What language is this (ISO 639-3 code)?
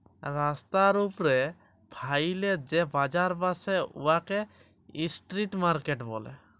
ben